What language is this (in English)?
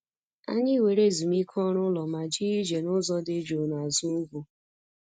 Igbo